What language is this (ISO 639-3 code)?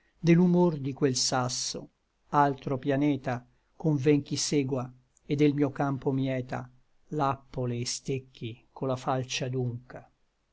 ita